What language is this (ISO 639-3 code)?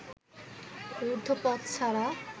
ben